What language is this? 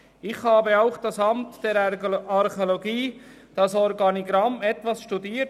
Swiss German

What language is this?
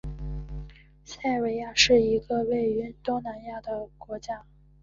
Chinese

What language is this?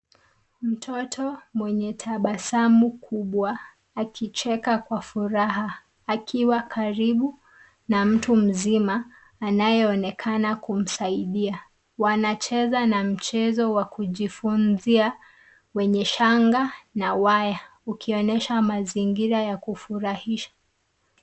Swahili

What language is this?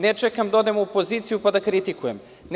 Serbian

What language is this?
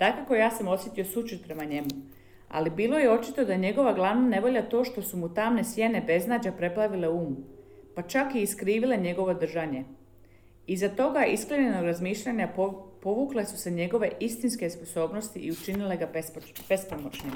Croatian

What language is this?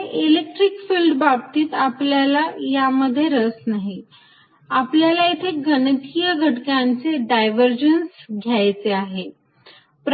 Marathi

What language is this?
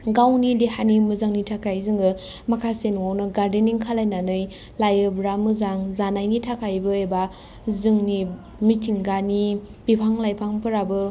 Bodo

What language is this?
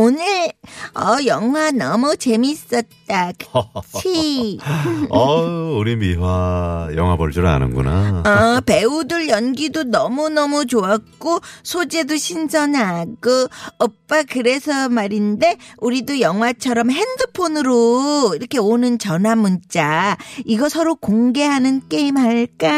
Korean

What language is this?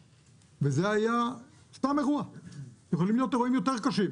Hebrew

